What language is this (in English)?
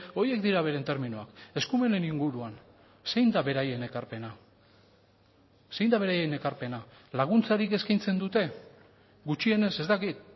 Basque